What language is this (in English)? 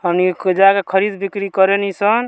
Bhojpuri